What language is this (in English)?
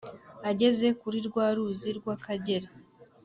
Kinyarwanda